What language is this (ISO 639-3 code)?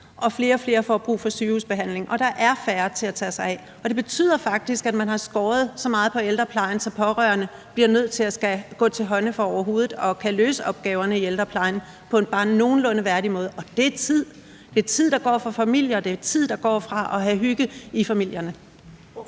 dan